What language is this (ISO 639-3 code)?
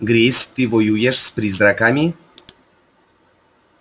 rus